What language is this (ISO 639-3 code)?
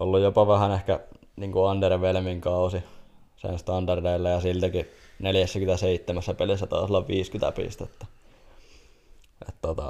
fin